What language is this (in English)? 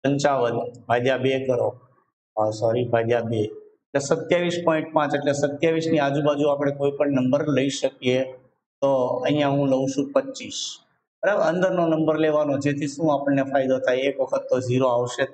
Hindi